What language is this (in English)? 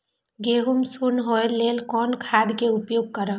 Maithili